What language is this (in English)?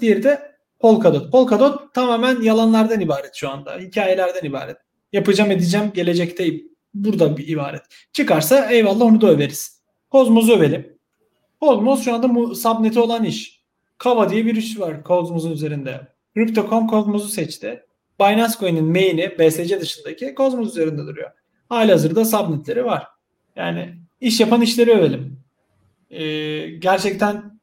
Turkish